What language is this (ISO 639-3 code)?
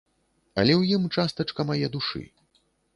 bel